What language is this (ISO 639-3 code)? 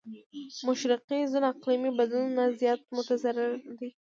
pus